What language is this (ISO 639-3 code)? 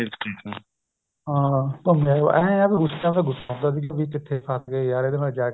pan